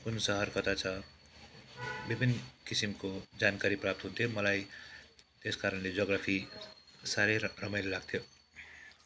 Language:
Nepali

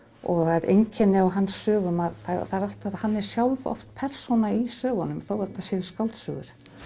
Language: Icelandic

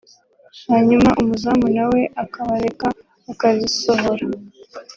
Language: Kinyarwanda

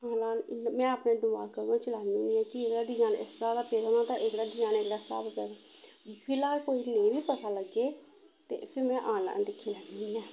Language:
Dogri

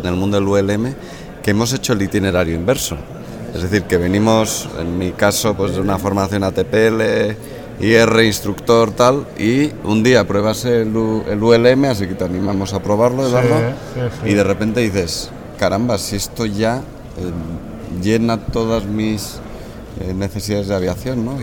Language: Spanish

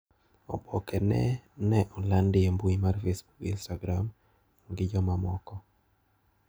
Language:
Luo (Kenya and Tanzania)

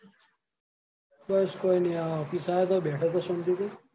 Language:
Gujarati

